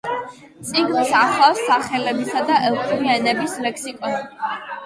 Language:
Georgian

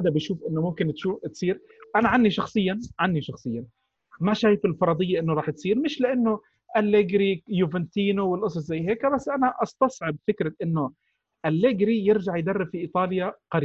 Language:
Arabic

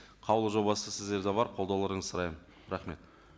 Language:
Kazakh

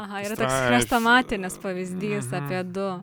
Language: Lithuanian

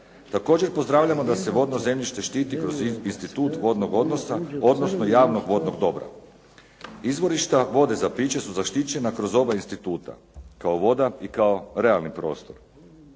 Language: Croatian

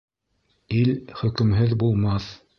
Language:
Bashkir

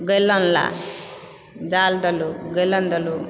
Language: Maithili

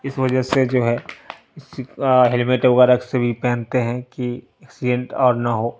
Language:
Urdu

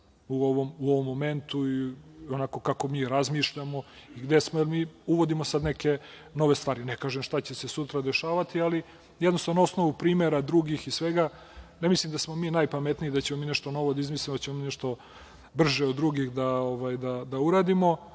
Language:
Serbian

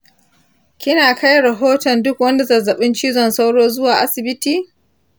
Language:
Hausa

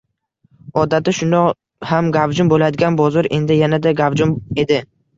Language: Uzbek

